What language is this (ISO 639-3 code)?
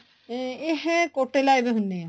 pan